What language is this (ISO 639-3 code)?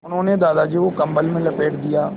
hin